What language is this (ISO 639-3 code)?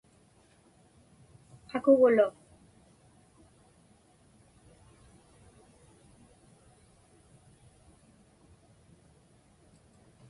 ipk